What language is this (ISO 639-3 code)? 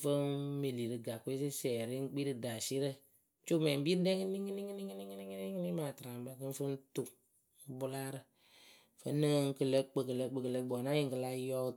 keu